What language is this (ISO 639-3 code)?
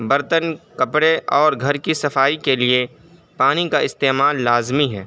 urd